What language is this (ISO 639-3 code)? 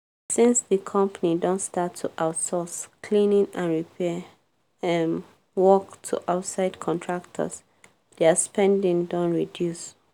pcm